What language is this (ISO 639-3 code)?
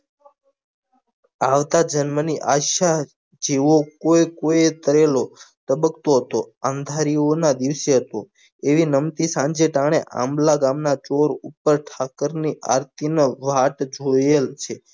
guj